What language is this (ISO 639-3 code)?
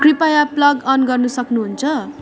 nep